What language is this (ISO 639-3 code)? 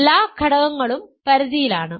mal